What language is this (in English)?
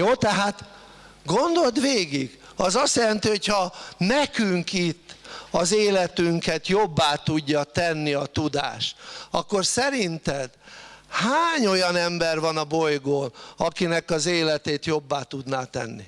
Hungarian